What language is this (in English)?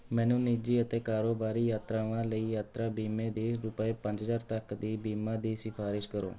Punjabi